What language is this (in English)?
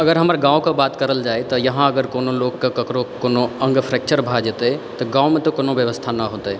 Maithili